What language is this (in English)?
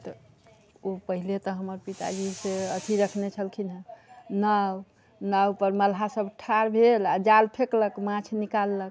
Maithili